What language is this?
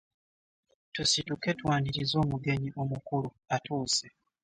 Ganda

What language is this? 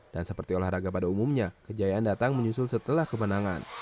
Indonesian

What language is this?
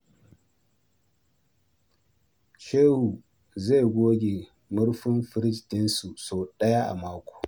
Hausa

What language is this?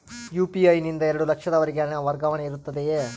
Kannada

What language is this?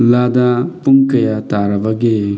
Manipuri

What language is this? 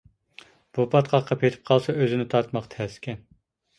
Uyghur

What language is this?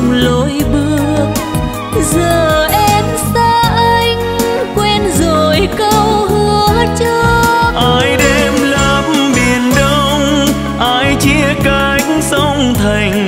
Vietnamese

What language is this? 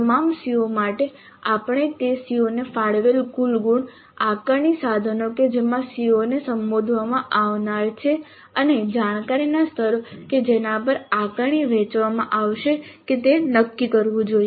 Gujarati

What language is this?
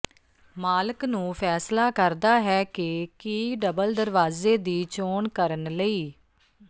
Punjabi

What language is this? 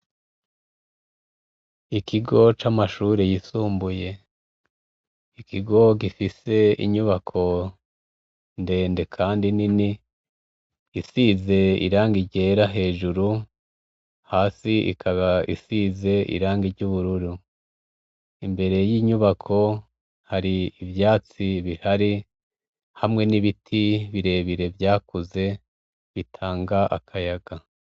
Rundi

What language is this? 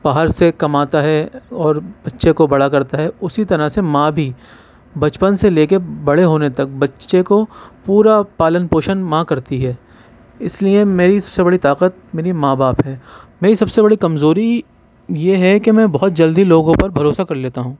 Urdu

